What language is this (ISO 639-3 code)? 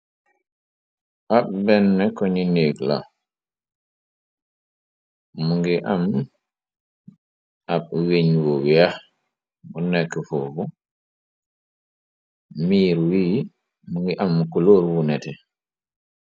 wol